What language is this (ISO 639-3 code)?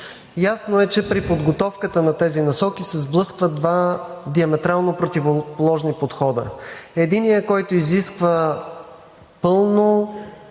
bul